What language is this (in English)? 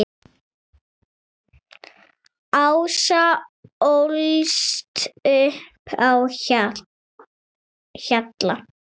Icelandic